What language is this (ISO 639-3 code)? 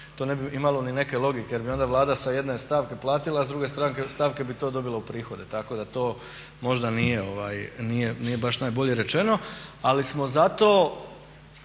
hrv